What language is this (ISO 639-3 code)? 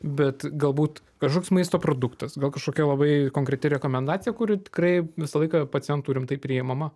lit